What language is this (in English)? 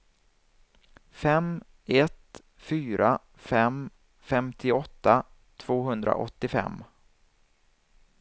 Swedish